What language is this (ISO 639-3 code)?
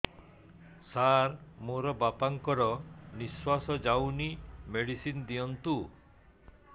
ori